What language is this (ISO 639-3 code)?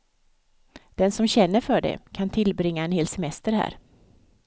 swe